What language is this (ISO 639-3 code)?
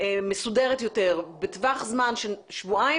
heb